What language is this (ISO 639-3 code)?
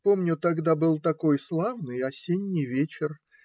rus